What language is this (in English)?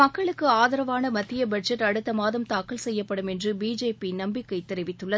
Tamil